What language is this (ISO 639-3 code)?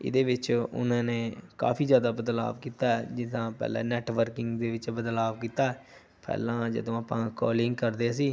pan